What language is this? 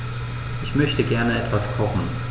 German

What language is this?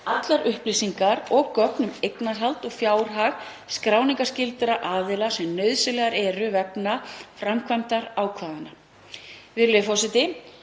Icelandic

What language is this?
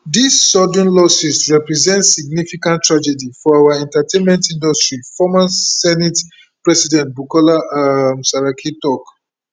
Nigerian Pidgin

